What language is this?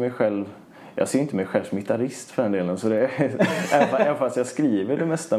Swedish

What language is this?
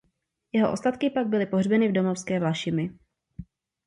Czech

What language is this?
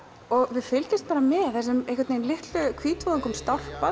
Icelandic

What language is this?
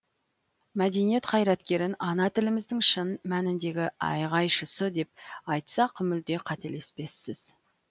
Kazakh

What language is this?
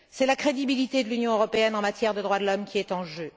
French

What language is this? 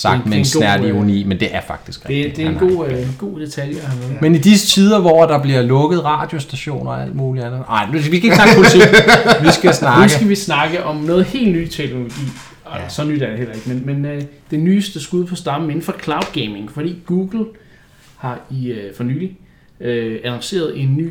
Danish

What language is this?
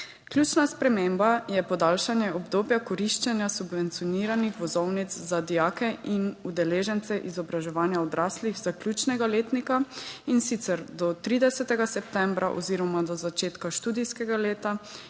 Slovenian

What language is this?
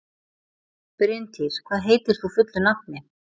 Icelandic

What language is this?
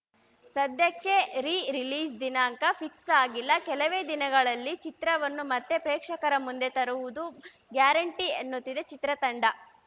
Kannada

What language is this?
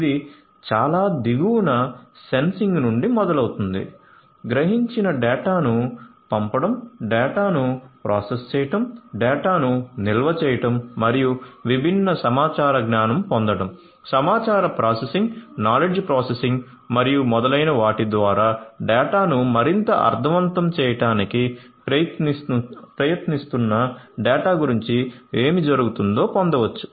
Telugu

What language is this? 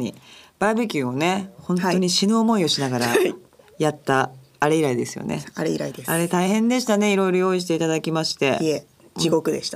Japanese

